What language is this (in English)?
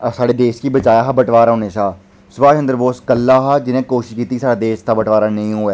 Dogri